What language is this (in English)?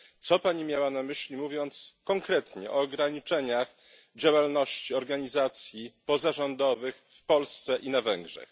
Polish